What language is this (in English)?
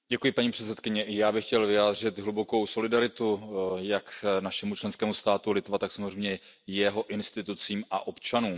Czech